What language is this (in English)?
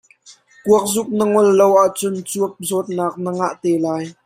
Hakha Chin